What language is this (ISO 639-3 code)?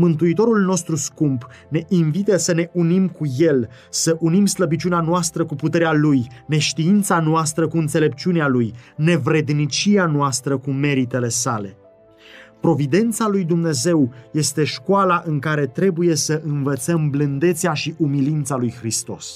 ron